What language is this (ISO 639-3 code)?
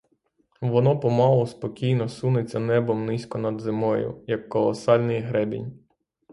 ukr